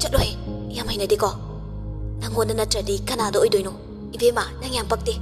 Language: Indonesian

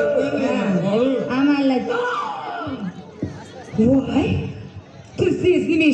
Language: Russian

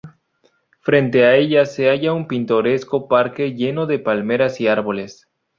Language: Spanish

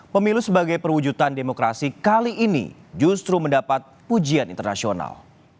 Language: Indonesian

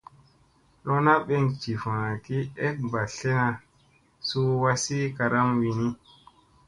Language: Musey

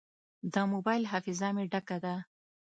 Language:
Pashto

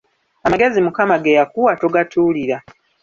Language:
Ganda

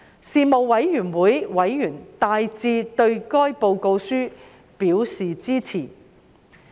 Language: Cantonese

